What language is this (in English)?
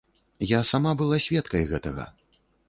Belarusian